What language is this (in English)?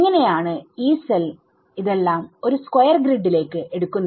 Malayalam